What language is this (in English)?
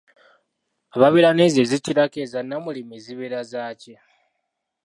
Ganda